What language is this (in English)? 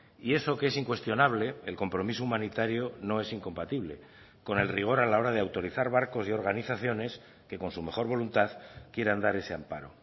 Spanish